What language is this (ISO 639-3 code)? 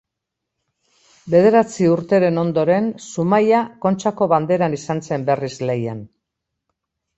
eus